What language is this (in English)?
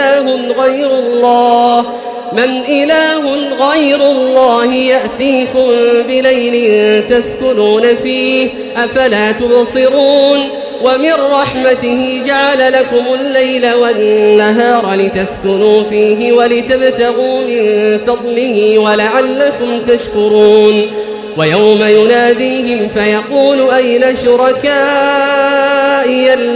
Arabic